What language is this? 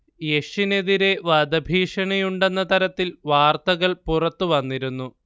Malayalam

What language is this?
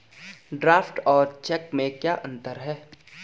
Hindi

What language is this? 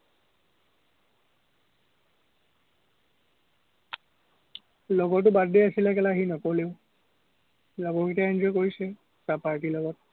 Assamese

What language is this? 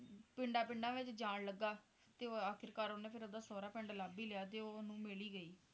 Punjabi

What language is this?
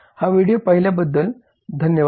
Marathi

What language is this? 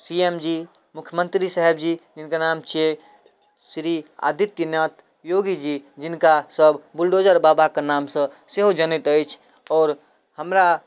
Maithili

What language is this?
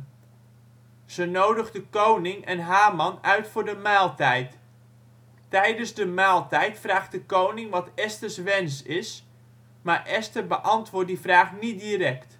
Dutch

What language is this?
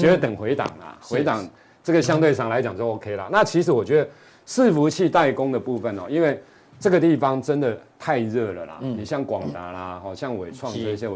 Chinese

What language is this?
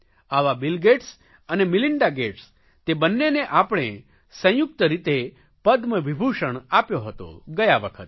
Gujarati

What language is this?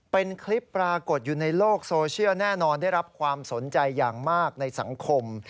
Thai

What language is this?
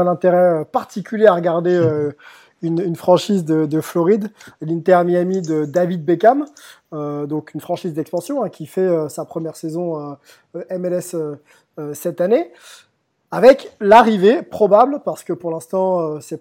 French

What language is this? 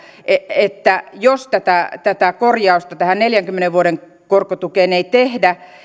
Finnish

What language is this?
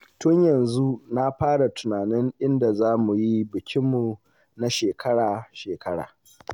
Hausa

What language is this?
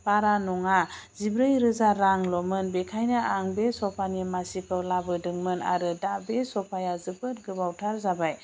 Bodo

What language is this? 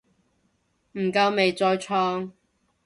Cantonese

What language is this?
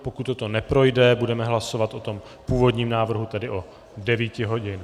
Czech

